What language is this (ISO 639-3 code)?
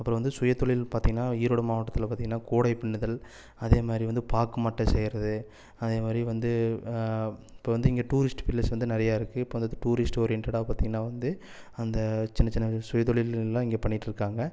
tam